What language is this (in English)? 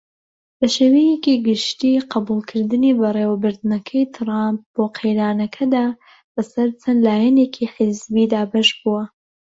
Central Kurdish